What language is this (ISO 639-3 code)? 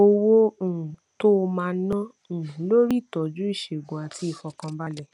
yor